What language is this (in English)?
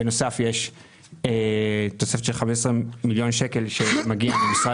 Hebrew